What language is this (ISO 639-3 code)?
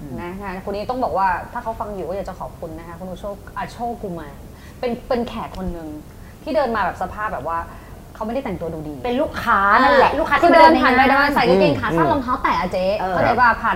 tha